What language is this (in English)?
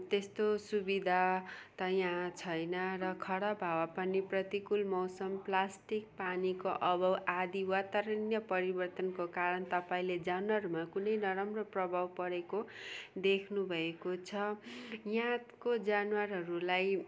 Nepali